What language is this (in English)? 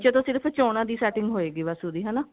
Punjabi